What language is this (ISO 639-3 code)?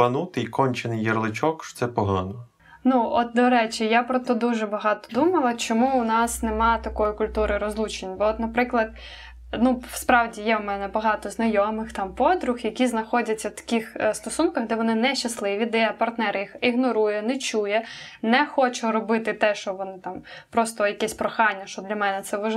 ukr